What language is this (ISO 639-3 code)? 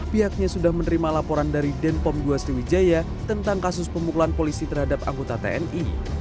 ind